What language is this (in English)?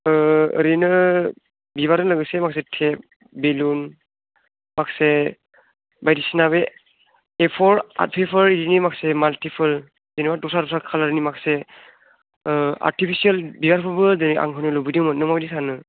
Bodo